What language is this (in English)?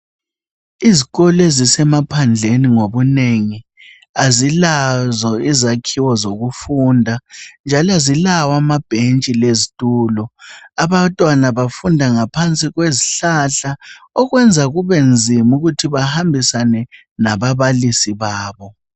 North Ndebele